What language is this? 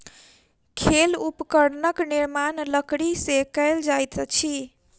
Maithili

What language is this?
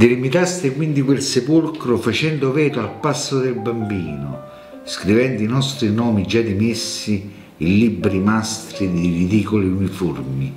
Italian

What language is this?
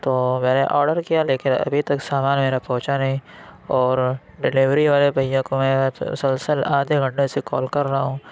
Urdu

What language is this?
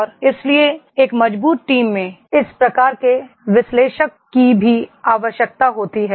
Hindi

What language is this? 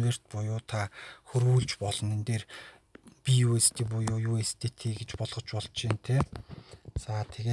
Romanian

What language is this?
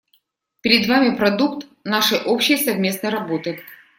Russian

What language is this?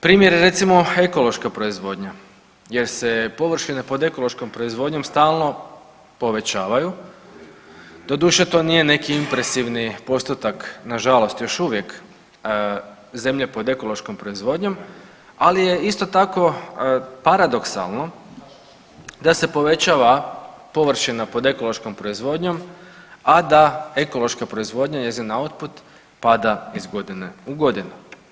Croatian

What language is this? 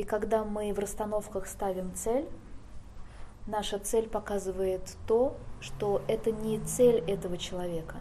Russian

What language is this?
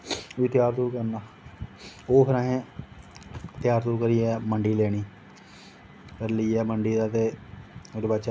Dogri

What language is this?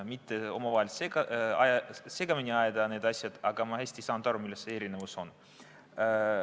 Estonian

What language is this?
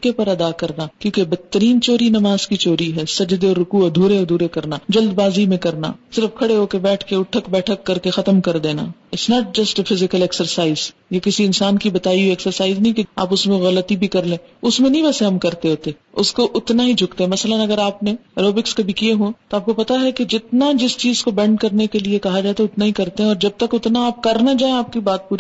Urdu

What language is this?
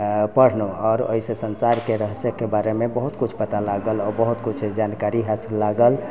Maithili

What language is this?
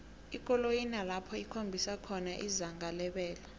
South Ndebele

